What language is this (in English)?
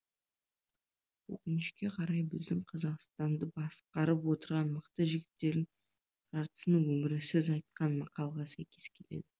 Kazakh